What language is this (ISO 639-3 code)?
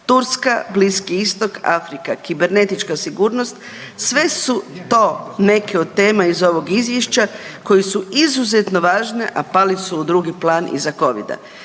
hrv